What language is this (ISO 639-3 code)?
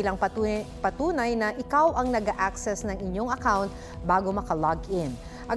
fil